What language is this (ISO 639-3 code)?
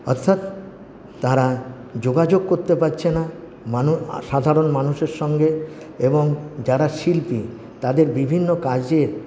ben